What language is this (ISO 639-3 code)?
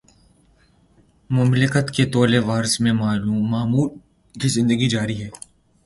urd